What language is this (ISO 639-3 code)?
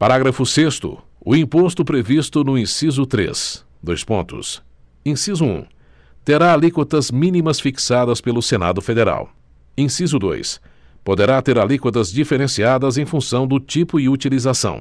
por